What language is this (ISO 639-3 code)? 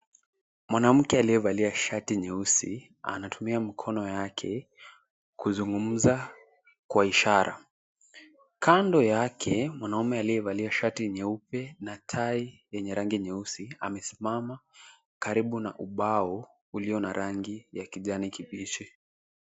swa